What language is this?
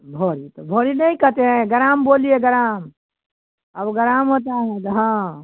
Hindi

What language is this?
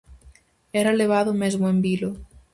Galician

